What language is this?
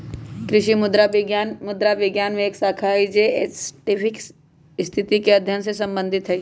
Magahi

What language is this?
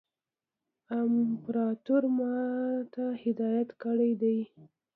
Pashto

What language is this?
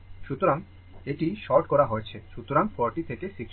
Bangla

